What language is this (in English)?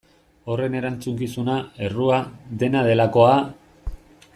Basque